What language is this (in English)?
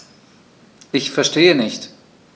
German